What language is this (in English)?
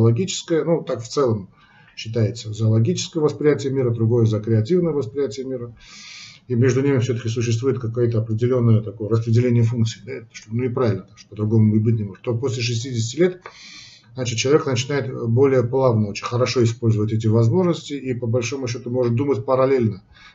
Russian